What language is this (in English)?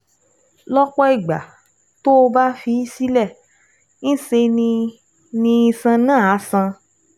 Yoruba